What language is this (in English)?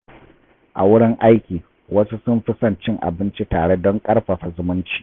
Hausa